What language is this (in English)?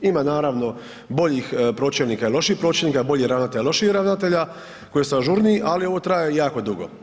Croatian